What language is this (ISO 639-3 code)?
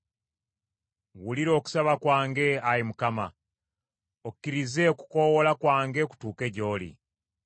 lug